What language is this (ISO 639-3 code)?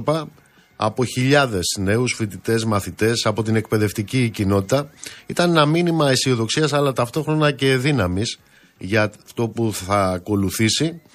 ell